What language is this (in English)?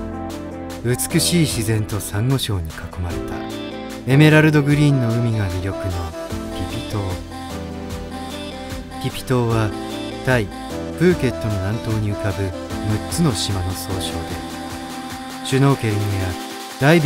Japanese